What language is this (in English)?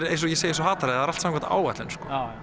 Icelandic